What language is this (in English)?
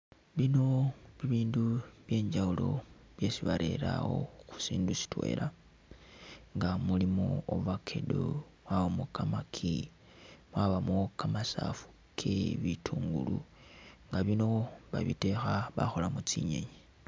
Masaaba